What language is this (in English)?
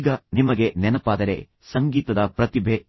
Kannada